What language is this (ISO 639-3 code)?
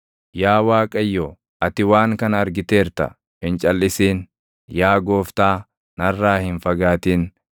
orm